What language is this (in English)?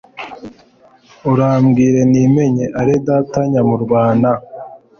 Kinyarwanda